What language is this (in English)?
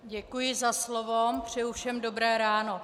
Czech